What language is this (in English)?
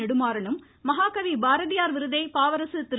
Tamil